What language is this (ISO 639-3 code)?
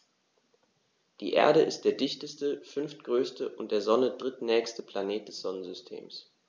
deu